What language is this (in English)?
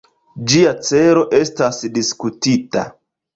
Esperanto